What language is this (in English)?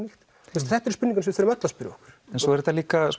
Icelandic